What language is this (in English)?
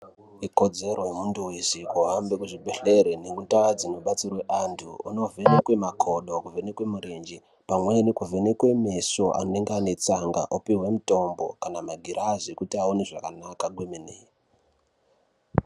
Ndau